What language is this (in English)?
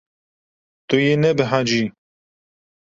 Kurdish